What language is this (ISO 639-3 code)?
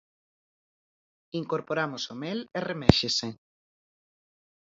glg